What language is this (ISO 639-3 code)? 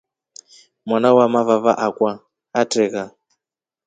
rof